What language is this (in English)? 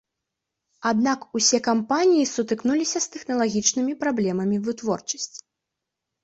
Belarusian